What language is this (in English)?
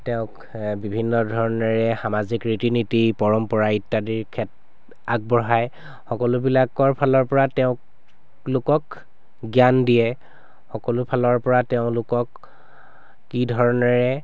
Assamese